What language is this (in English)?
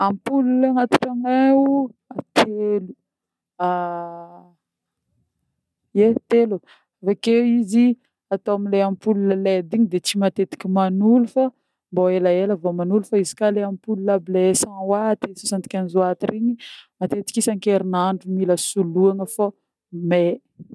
Northern Betsimisaraka Malagasy